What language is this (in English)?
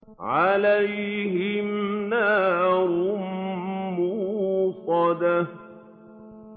Arabic